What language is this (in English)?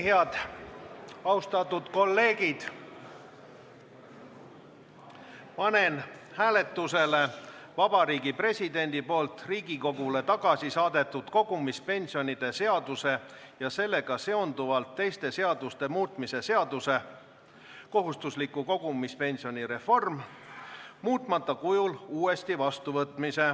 Estonian